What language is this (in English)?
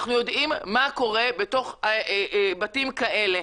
Hebrew